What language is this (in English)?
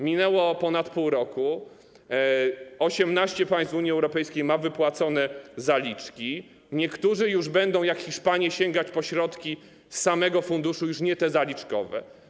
Polish